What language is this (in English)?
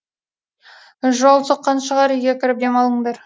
Kazakh